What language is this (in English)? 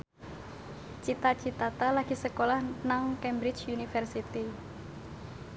Javanese